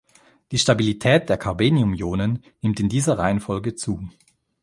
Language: German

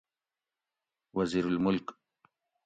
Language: Gawri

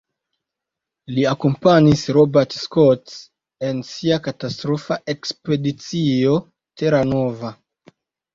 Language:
Esperanto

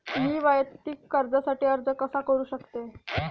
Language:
Marathi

